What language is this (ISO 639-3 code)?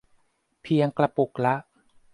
tha